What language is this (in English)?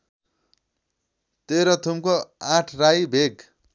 Nepali